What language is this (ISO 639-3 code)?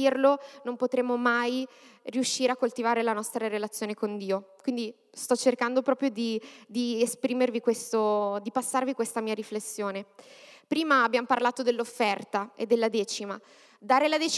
ita